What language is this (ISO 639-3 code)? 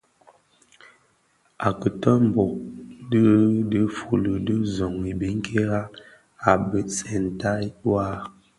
ksf